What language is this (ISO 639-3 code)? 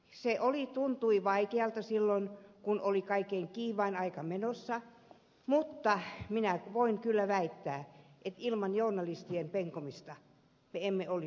fin